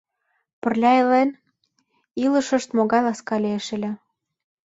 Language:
Mari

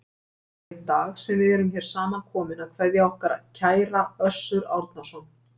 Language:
Icelandic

